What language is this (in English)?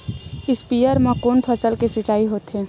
Chhattisgarhi